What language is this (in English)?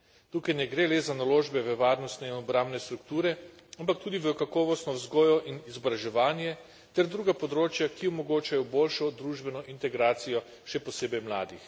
Slovenian